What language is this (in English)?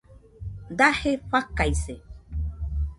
Nüpode Huitoto